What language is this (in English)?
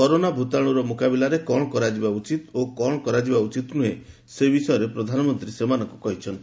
Odia